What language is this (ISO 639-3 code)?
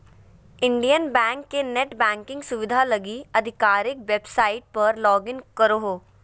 mag